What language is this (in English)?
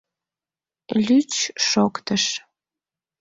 Mari